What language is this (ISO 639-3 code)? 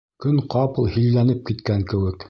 bak